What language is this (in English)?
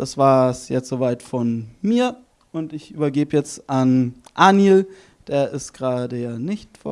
German